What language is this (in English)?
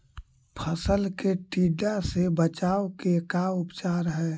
Magahi